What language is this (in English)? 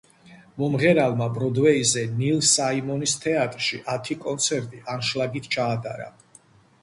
Georgian